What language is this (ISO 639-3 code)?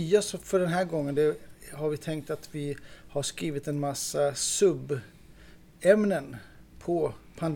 swe